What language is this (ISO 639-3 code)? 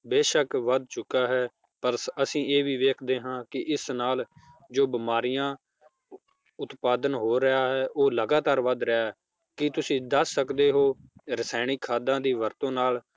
pan